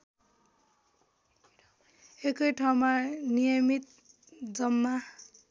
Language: Nepali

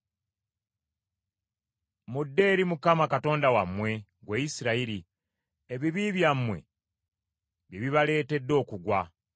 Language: Ganda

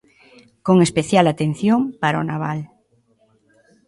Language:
Galician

